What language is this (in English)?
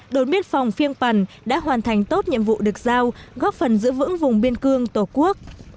Vietnamese